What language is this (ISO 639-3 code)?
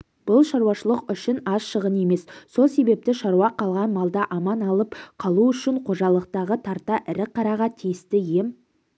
kaz